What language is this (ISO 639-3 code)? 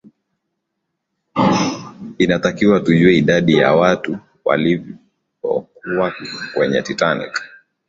swa